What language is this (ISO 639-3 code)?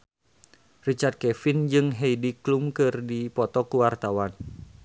sun